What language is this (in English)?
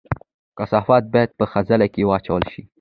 Pashto